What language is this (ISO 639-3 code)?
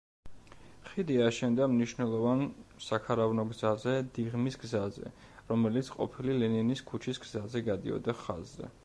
kat